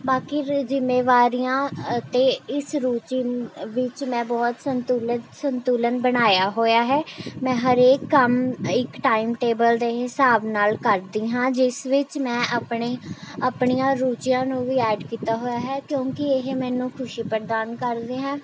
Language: Punjabi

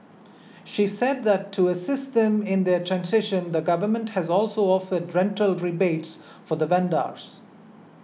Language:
English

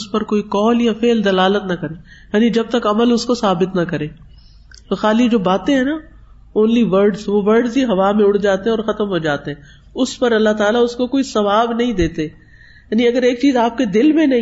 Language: Urdu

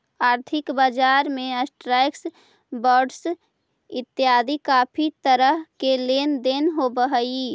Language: Magahi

